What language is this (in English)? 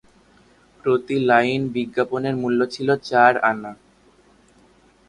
Bangla